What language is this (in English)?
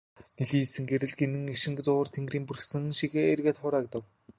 Mongolian